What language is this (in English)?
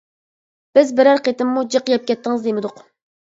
Uyghur